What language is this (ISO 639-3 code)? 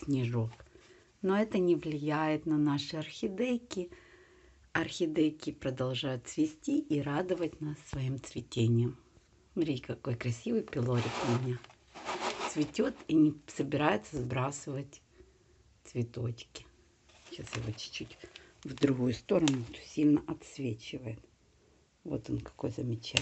rus